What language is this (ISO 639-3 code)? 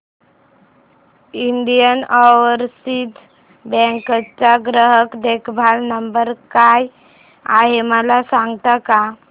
mar